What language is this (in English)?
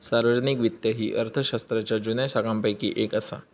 Marathi